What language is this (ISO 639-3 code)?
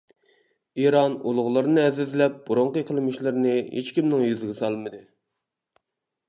uig